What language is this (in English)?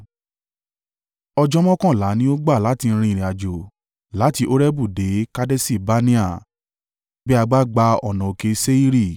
Yoruba